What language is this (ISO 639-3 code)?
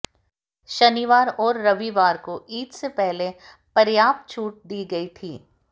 hin